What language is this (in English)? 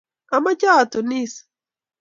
Kalenjin